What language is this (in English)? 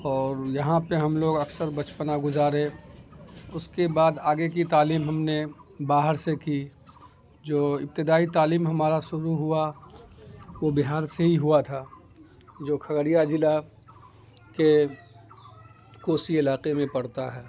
Urdu